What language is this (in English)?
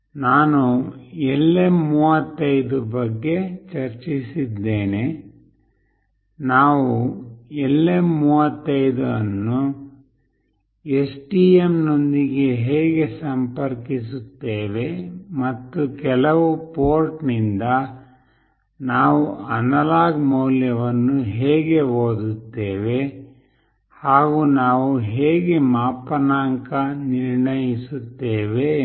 Kannada